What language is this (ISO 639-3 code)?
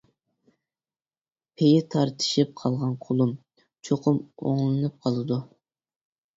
uig